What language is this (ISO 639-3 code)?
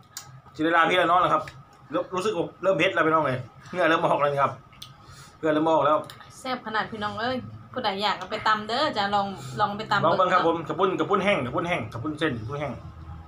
tha